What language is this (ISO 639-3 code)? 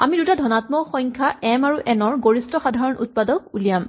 asm